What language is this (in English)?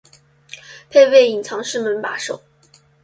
Chinese